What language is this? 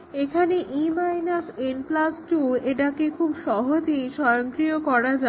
Bangla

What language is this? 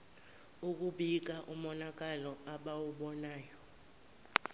Zulu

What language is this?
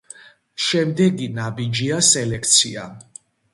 Georgian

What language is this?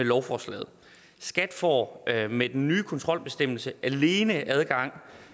Danish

